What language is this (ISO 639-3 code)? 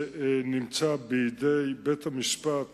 heb